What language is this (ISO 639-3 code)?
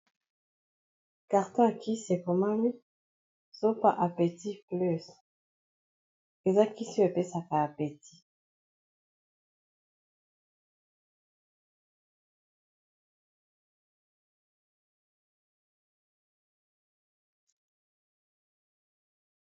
lin